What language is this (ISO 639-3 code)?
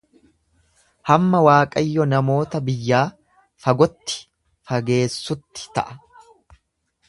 orm